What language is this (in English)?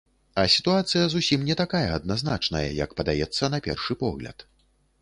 Belarusian